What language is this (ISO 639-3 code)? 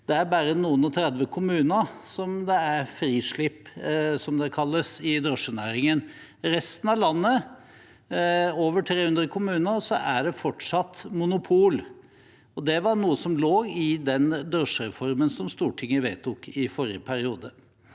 nor